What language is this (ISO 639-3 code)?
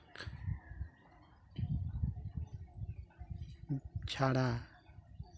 sat